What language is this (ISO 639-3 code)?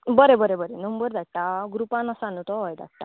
kok